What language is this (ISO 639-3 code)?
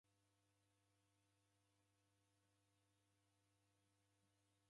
dav